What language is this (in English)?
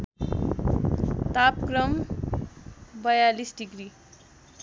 Nepali